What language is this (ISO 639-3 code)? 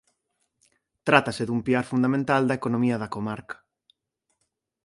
glg